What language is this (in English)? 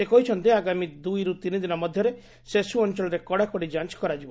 Odia